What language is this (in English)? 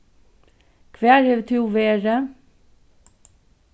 Faroese